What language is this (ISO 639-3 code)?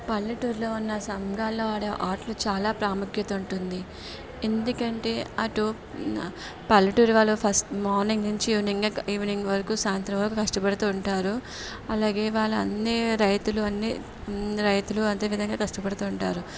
tel